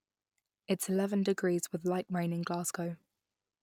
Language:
English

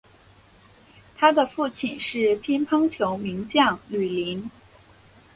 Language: Chinese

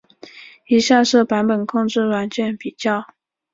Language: Chinese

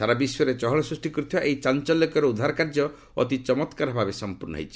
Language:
Odia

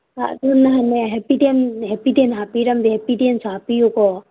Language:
Manipuri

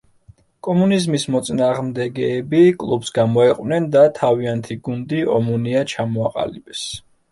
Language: Georgian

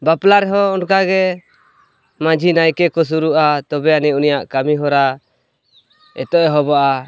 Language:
Santali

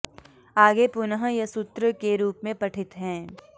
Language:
Sanskrit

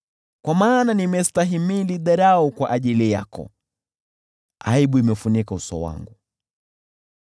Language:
Swahili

